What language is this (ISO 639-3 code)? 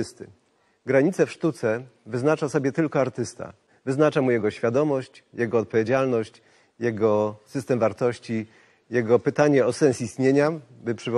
pol